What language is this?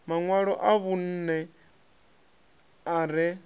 Venda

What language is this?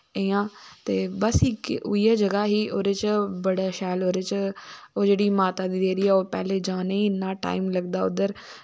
Dogri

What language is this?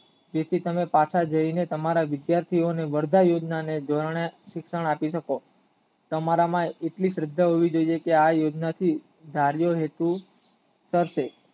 Gujarati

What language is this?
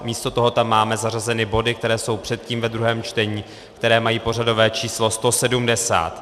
Czech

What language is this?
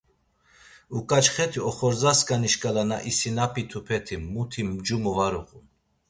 Laz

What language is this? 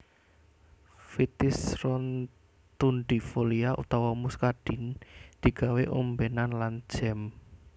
Javanese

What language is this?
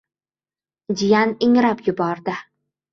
Uzbek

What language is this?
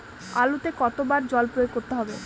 Bangla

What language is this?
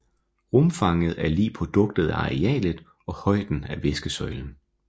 Danish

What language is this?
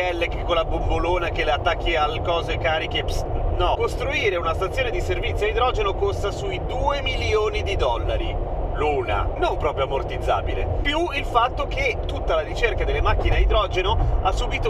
Italian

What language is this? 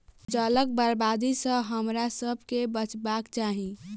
Maithili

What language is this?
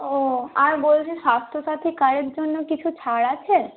Bangla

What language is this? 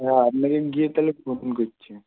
Bangla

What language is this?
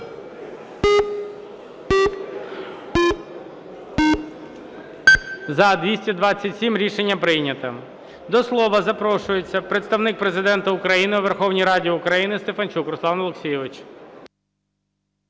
Ukrainian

